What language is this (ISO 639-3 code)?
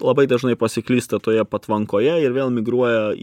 lit